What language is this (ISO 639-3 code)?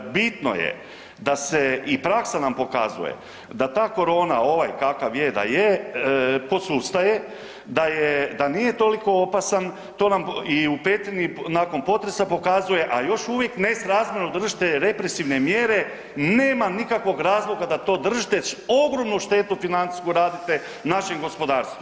hrv